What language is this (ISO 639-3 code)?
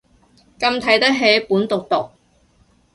yue